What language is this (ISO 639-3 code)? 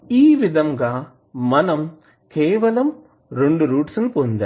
tel